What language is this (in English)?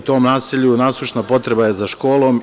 Serbian